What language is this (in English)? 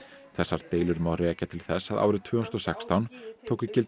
Icelandic